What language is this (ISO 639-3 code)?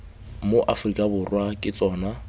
tsn